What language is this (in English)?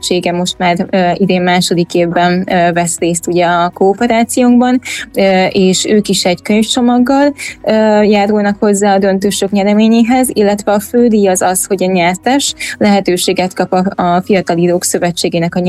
Hungarian